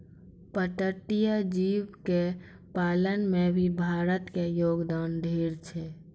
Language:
Maithili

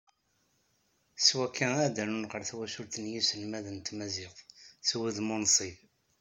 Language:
Kabyle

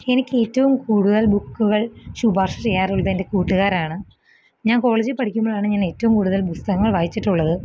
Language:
Malayalam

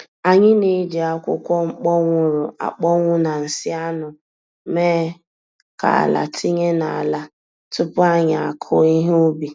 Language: Igbo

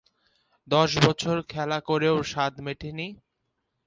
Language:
Bangla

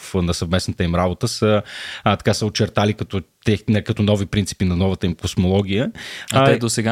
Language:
Bulgarian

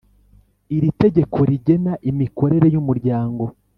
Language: Kinyarwanda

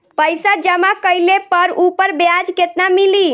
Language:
Bhojpuri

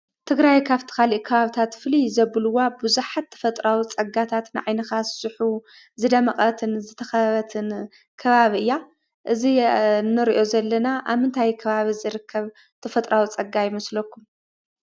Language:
Tigrinya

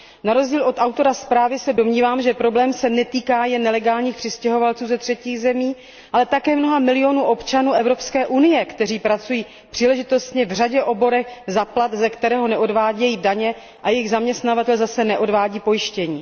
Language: Czech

